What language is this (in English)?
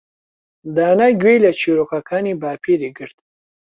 Central Kurdish